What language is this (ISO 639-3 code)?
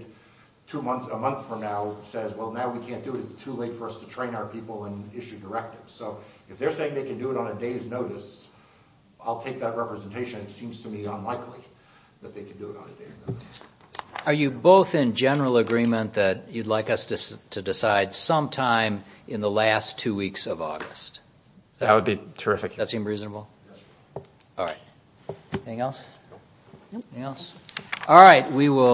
eng